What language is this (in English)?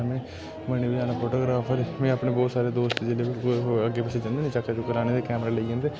Dogri